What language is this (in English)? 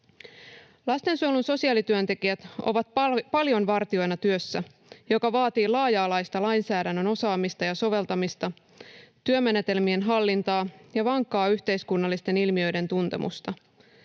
Finnish